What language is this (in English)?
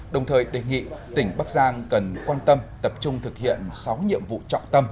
Vietnamese